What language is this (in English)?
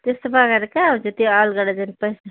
Nepali